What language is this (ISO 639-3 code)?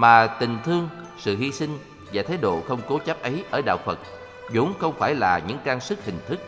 vie